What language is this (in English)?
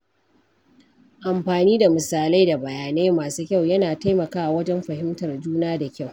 Hausa